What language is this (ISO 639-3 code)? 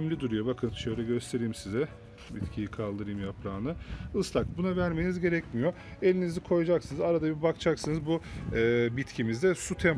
tur